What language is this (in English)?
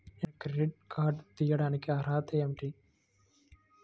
Telugu